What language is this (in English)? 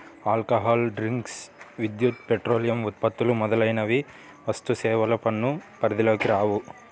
Telugu